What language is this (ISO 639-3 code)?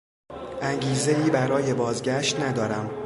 fas